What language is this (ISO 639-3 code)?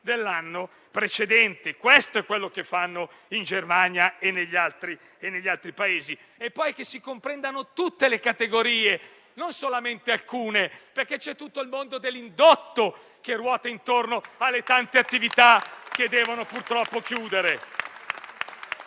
ita